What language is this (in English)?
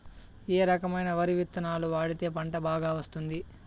Telugu